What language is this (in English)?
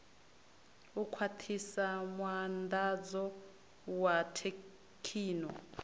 Venda